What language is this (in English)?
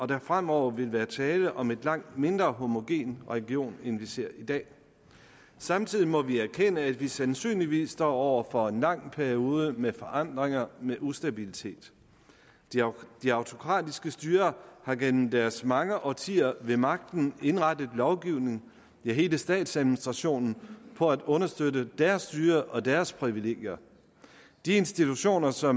Danish